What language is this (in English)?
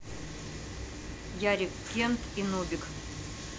Russian